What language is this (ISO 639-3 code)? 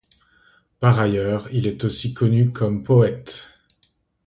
fra